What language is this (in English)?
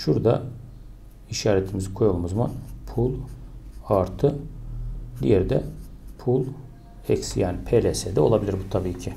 Turkish